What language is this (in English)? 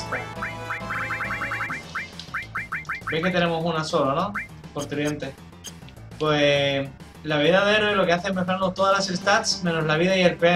Spanish